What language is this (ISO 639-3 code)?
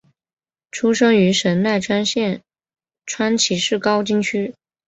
zho